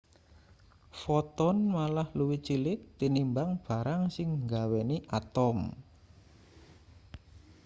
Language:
Javanese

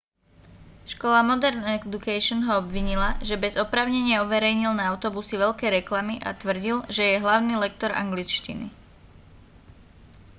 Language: Slovak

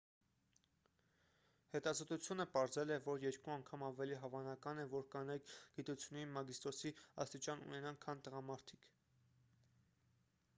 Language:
Armenian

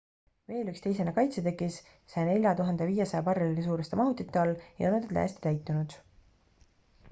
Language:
Estonian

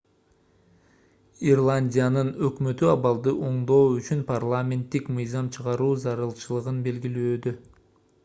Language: Kyrgyz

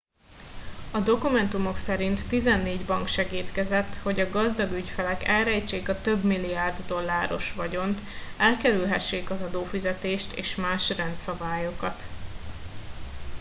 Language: Hungarian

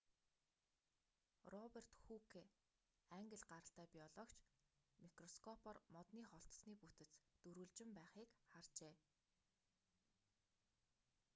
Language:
Mongolian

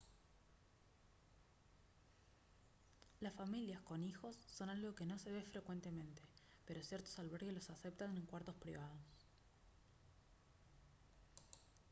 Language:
Spanish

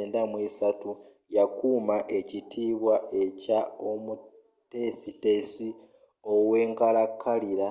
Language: Ganda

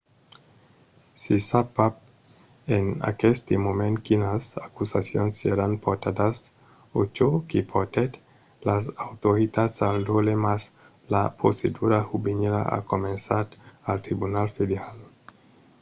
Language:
Occitan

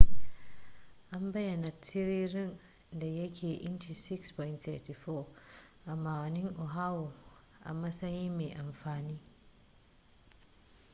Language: Hausa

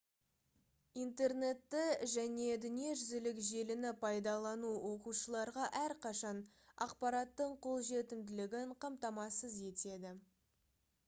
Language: Kazakh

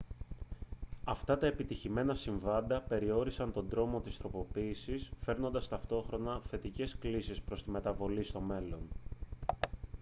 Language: Greek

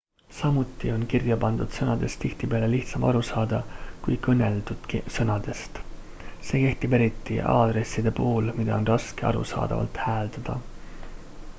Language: Estonian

